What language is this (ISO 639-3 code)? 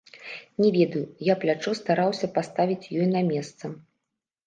bel